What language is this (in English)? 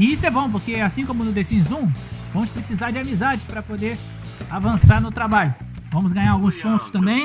Portuguese